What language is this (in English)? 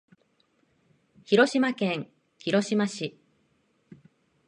Japanese